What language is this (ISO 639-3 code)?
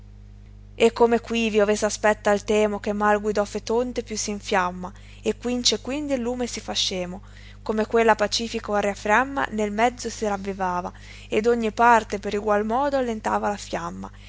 ita